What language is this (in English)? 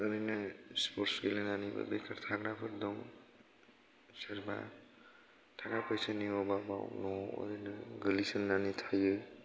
Bodo